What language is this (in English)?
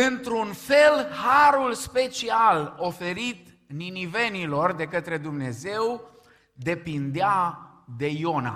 Romanian